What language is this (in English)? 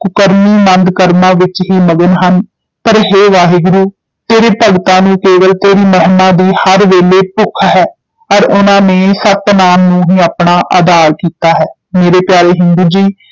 Punjabi